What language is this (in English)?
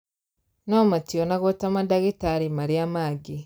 Kikuyu